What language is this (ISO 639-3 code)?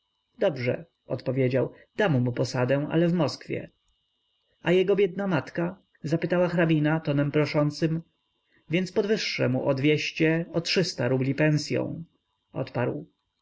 pol